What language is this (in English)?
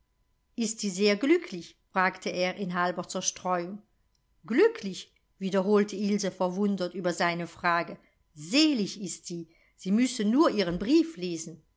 German